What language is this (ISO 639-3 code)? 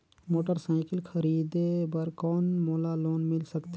hne